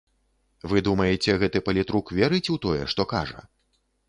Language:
Belarusian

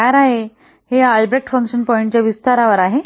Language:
Marathi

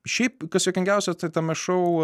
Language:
Lithuanian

